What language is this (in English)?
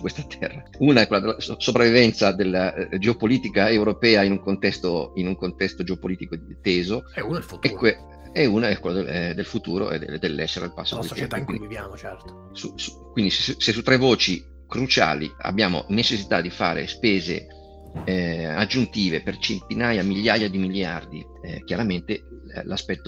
Italian